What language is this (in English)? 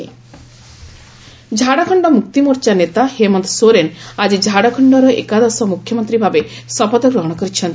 Odia